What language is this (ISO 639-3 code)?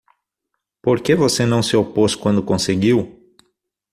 por